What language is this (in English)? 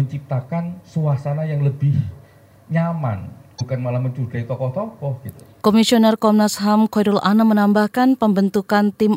Indonesian